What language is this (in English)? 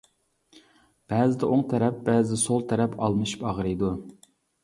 Uyghur